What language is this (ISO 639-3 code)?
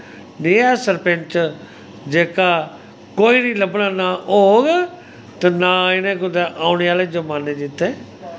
doi